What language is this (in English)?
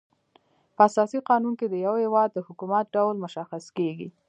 Pashto